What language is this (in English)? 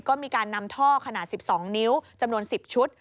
Thai